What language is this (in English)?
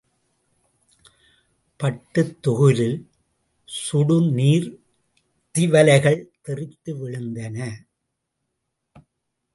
Tamil